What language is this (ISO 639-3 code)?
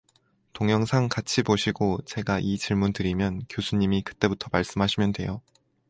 kor